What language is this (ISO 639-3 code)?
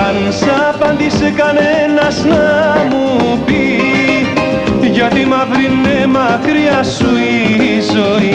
ell